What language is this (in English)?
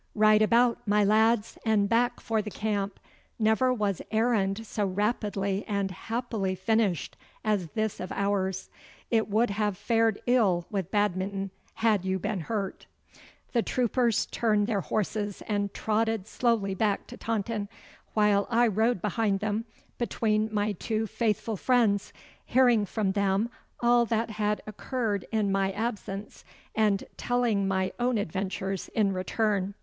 English